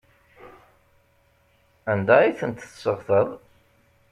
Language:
Kabyle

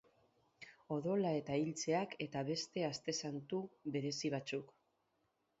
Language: Basque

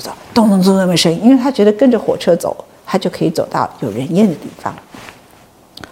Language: Chinese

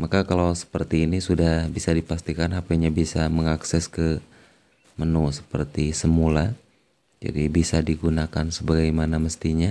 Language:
Indonesian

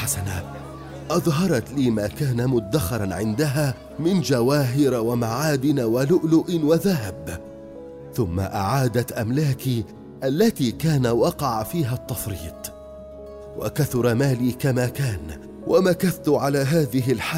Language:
Arabic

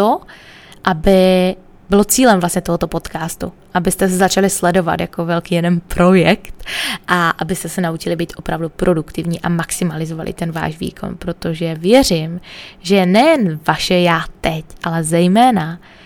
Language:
Czech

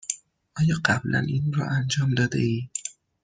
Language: Persian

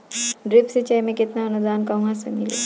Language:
Bhojpuri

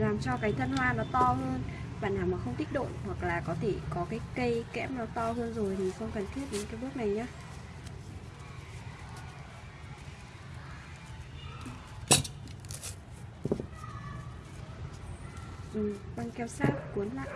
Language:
Vietnamese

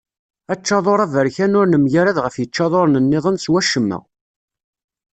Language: Kabyle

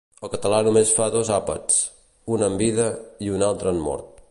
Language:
Catalan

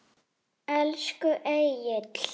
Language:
Icelandic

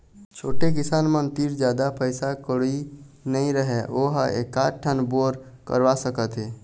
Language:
Chhattisgarhi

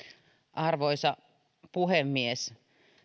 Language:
Finnish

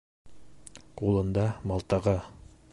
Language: Bashkir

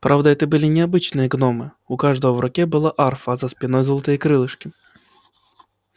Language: Russian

